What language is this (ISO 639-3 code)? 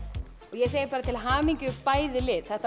isl